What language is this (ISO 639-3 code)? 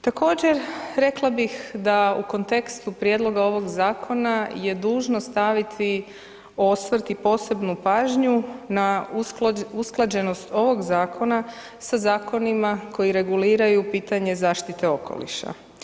hrv